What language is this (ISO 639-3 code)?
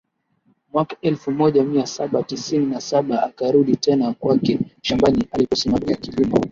swa